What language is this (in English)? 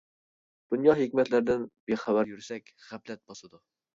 Uyghur